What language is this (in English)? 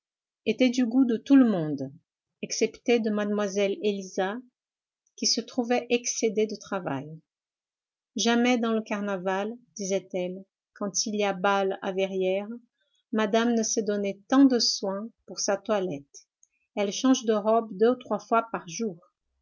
French